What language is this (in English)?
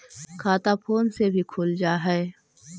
Magahi